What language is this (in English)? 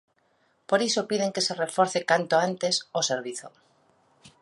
Galician